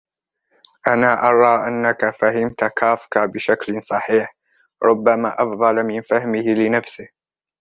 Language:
Arabic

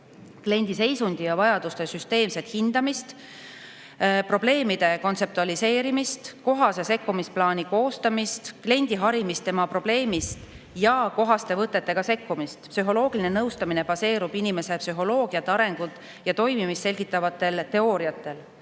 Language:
Estonian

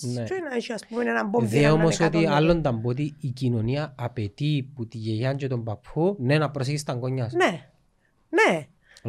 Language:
Greek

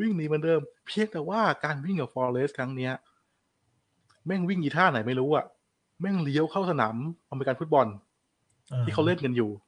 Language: Thai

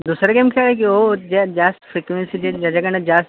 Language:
Marathi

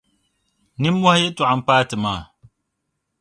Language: Dagbani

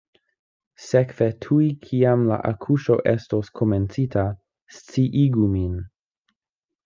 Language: Esperanto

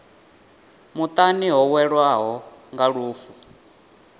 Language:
Venda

